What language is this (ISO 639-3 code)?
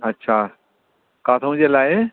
snd